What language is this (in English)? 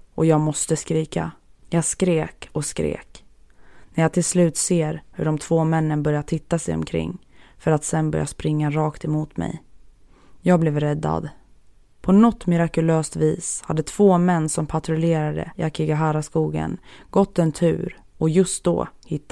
Swedish